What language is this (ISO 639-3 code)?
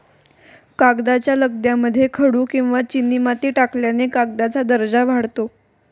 mar